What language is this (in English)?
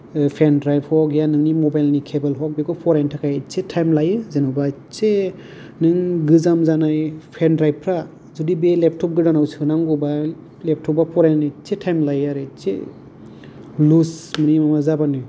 Bodo